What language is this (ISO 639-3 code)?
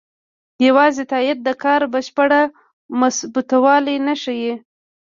pus